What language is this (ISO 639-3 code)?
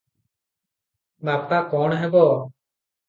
ori